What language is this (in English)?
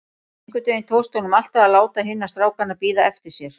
Icelandic